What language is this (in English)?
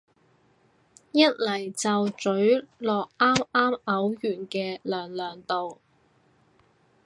Cantonese